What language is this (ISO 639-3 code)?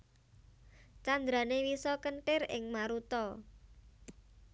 jav